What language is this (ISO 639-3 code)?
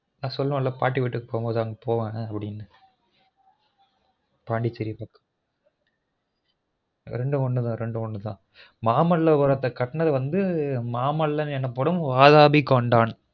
tam